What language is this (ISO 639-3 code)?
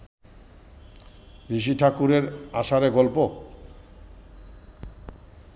ben